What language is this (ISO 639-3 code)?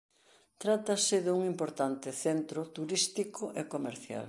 glg